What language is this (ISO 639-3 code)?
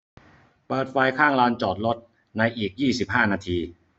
tha